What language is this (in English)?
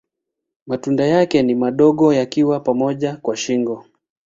Swahili